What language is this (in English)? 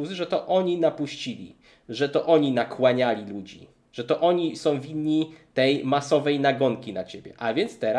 Polish